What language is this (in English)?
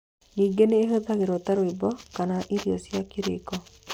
Kikuyu